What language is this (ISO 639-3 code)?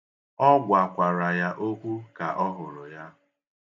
ibo